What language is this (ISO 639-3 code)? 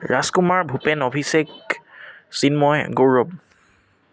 asm